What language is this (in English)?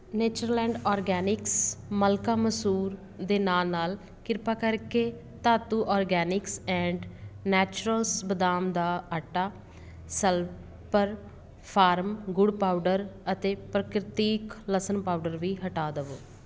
Punjabi